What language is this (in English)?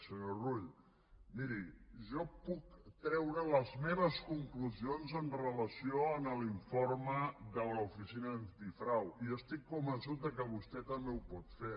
Catalan